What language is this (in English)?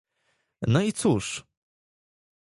Polish